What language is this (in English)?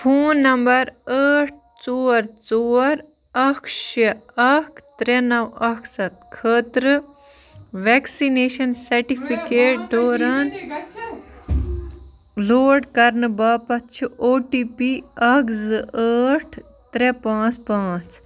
Kashmiri